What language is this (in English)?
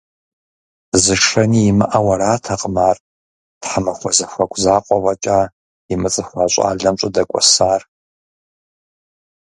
Kabardian